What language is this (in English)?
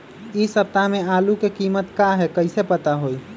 Magahi